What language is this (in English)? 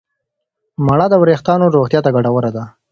Pashto